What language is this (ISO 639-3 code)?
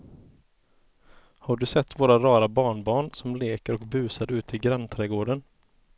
swe